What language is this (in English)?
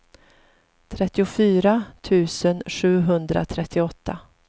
Swedish